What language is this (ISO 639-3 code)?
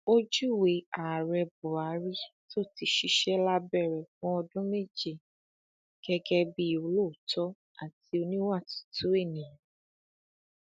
yor